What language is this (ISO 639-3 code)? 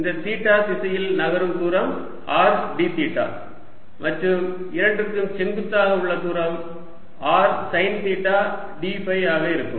tam